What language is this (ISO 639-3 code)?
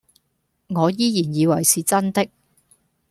yue